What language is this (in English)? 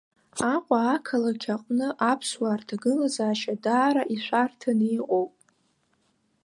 Abkhazian